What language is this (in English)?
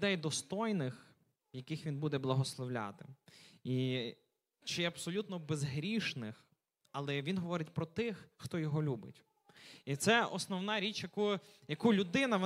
Ukrainian